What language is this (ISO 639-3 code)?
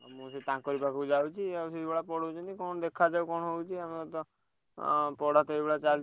ori